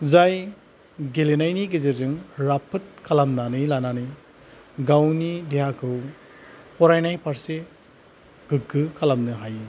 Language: Bodo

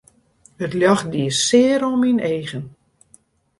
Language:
Western Frisian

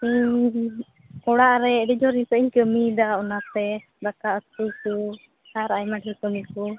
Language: Santali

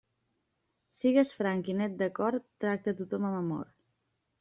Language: Catalan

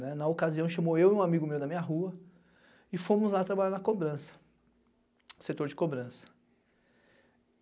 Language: Portuguese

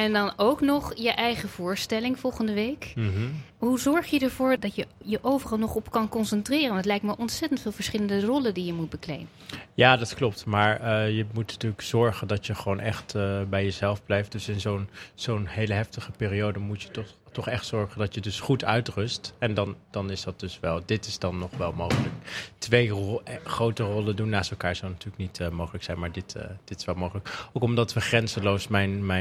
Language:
Dutch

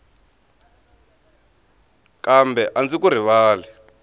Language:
Tsonga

